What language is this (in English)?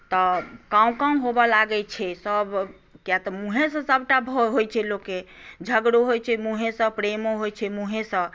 Maithili